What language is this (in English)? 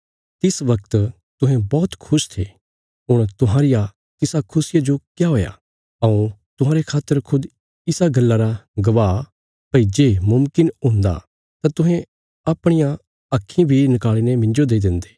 Bilaspuri